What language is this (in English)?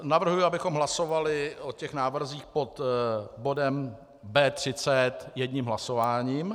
Czech